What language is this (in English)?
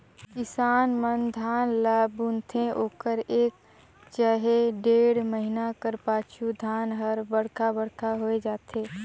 Chhattisgarhi